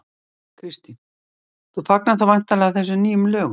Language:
Icelandic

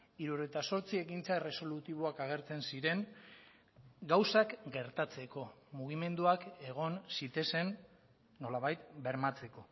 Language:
Basque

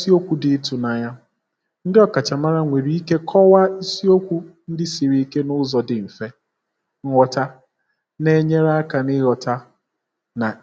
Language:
Igbo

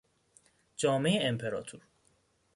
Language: Persian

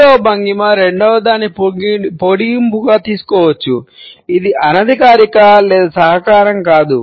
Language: Telugu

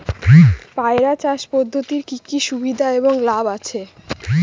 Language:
Bangla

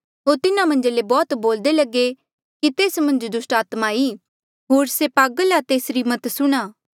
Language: Mandeali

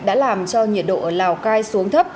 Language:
Vietnamese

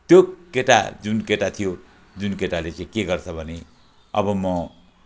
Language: Nepali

